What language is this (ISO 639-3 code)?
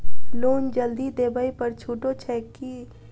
mai